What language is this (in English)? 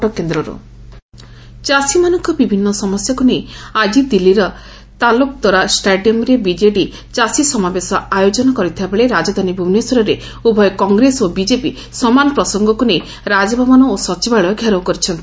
Odia